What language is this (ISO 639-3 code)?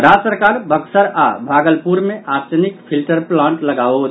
mai